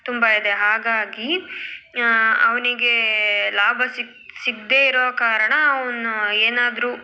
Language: Kannada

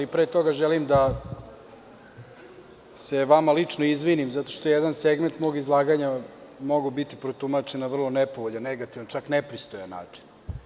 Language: Serbian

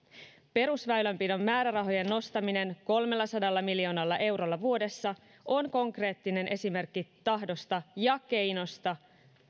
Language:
Finnish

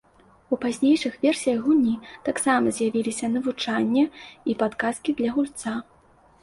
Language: Belarusian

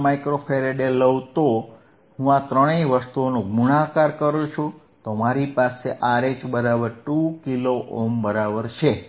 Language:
Gujarati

